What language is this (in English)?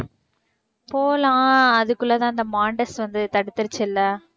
Tamil